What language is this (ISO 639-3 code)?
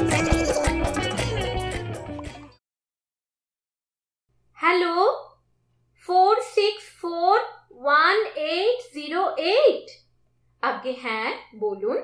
ben